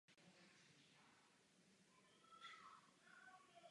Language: Czech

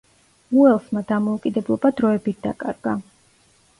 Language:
Georgian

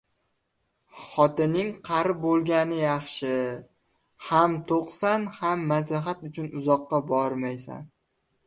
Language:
Uzbek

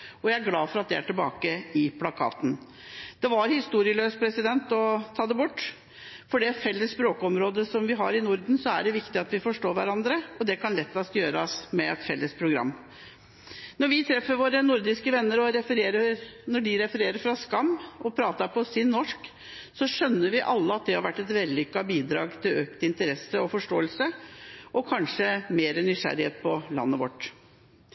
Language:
Norwegian Bokmål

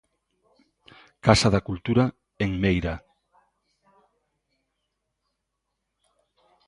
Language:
Galician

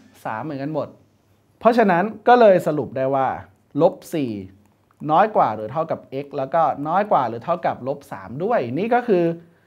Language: Thai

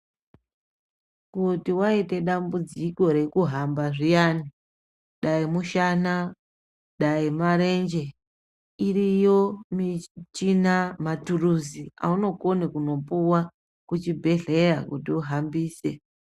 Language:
Ndau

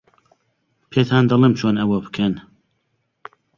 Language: Central Kurdish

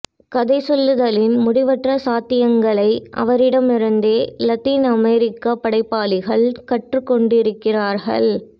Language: Tamil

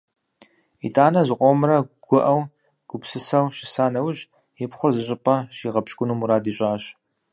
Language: Kabardian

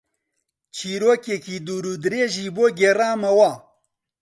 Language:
Central Kurdish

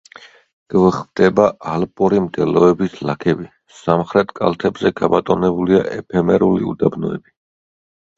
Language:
Georgian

